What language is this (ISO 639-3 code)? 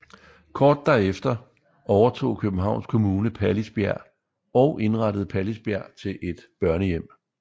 dan